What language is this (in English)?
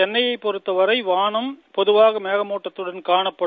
Tamil